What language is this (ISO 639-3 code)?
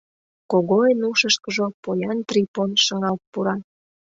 chm